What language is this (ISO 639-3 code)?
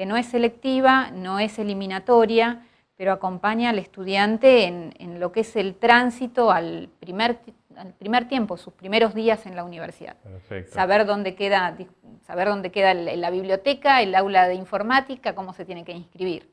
spa